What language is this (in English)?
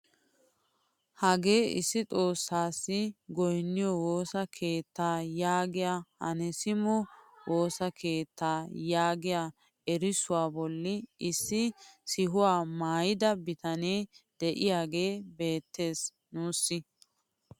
Wolaytta